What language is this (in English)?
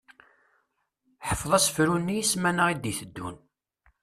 Kabyle